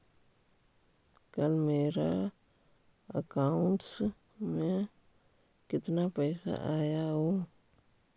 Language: Magahi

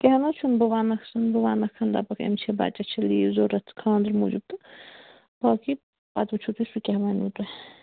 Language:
Kashmiri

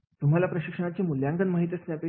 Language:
Marathi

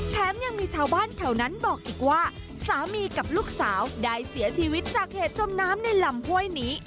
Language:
Thai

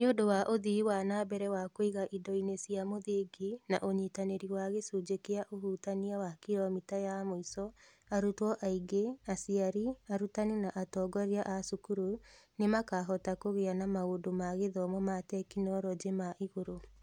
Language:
Kikuyu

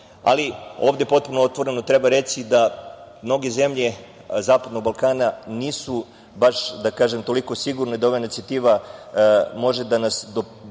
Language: Serbian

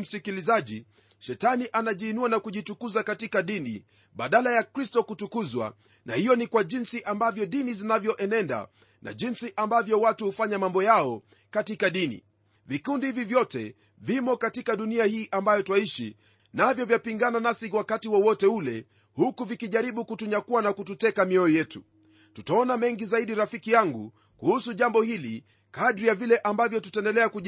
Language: Swahili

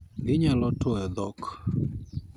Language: Luo (Kenya and Tanzania)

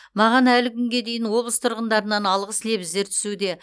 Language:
Kazakh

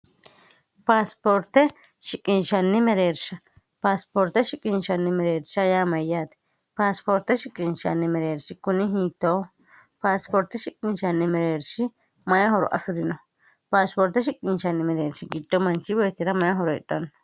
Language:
Sidamo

